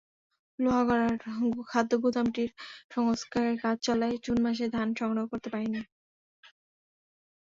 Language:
Bangla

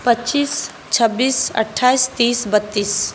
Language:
Maithili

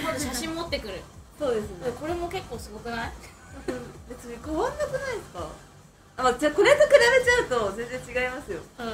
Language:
Japanese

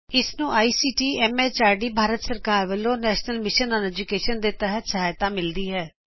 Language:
Punjabi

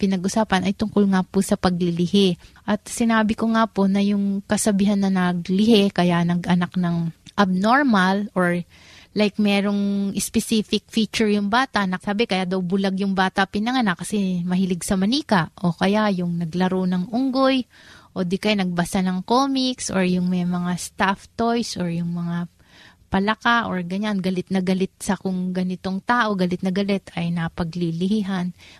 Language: Filipino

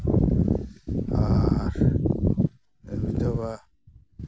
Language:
Santali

